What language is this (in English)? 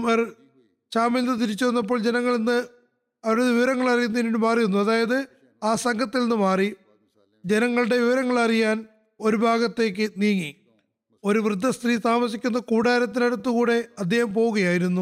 Malayalam